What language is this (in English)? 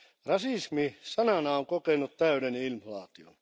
Finnish